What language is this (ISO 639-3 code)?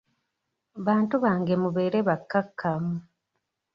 lug